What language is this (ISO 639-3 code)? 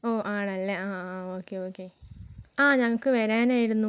mal